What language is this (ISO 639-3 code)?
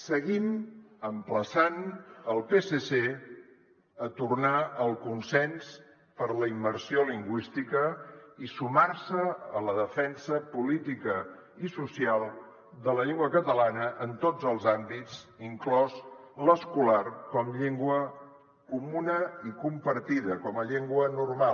cat